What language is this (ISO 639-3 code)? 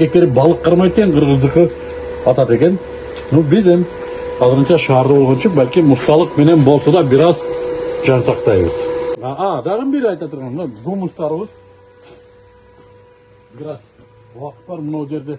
tur